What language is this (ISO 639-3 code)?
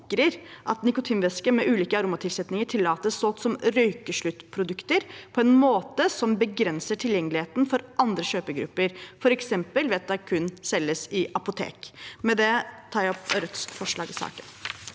nor